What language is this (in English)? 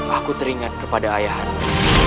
Indonesian